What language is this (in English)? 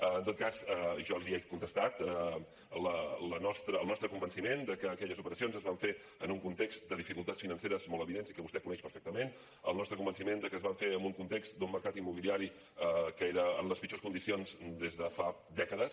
Catalan